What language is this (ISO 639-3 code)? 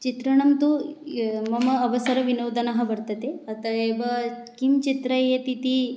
san